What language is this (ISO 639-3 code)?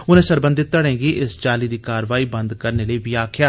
doi